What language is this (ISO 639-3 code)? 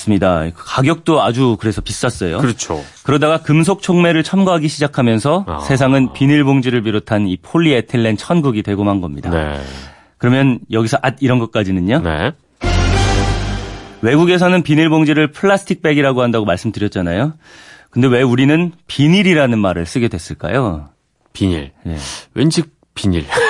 kor